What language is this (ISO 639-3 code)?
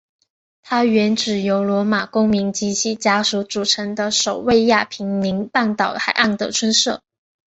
zho